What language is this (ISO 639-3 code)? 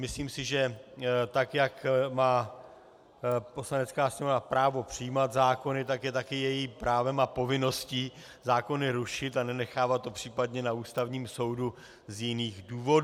ces